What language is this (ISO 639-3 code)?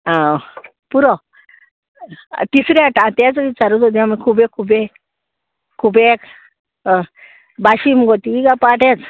kok